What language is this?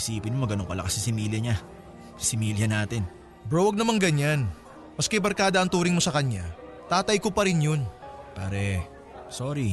Filipino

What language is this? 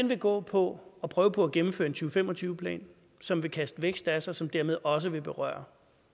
Danish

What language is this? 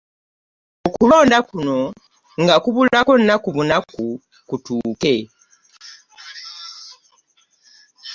Ganda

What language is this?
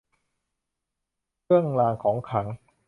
Thai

